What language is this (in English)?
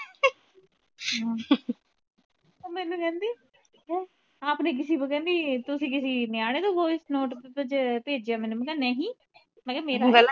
Punjabi